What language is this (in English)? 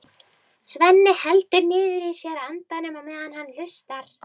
Icelandic